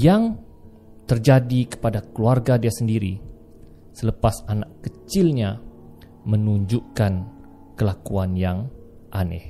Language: Malay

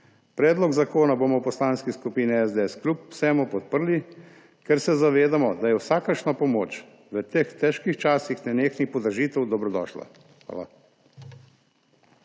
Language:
Slovenian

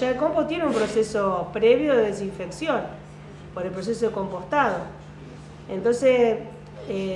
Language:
Spanish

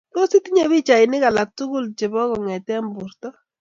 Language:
Kalenjin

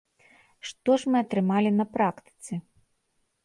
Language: Belarusian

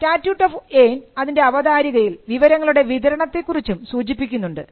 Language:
Malayalam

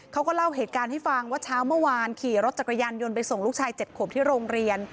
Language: Thai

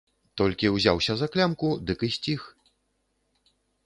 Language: Belarusian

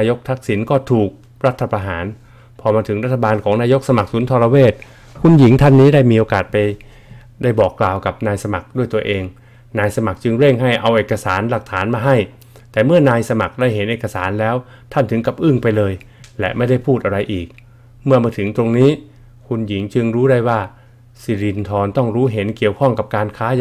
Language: Thai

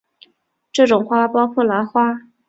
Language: Chinese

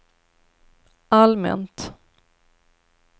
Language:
Swedish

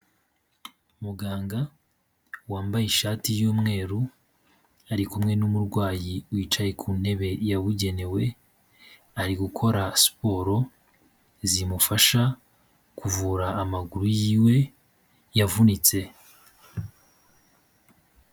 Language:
Kinyarwanda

